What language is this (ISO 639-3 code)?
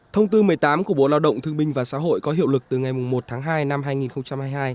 vie